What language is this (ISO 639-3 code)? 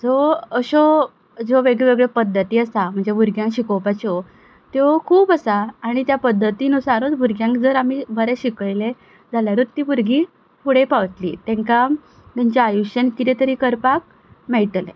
kok